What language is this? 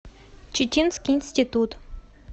Russian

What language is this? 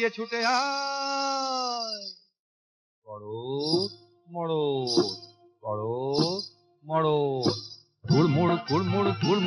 Tamil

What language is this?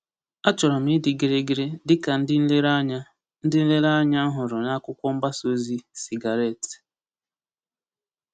Igbo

